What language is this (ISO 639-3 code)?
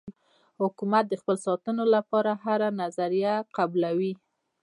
pus